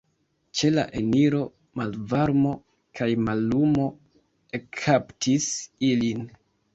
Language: Esperanto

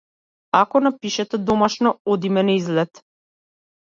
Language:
Macedonian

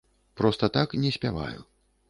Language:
Belarusian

